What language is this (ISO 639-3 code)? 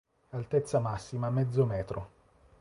ita